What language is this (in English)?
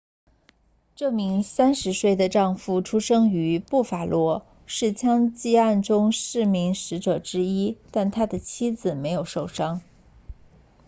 Chinese